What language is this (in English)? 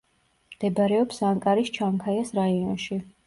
Georgian